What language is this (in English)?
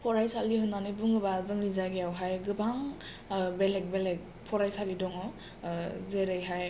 Bodo